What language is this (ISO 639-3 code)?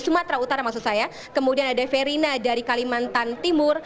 ind